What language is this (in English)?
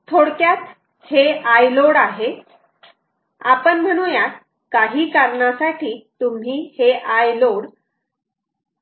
Marathi